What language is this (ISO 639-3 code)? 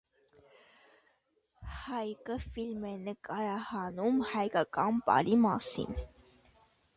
hye